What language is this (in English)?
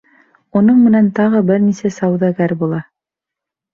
Bashkir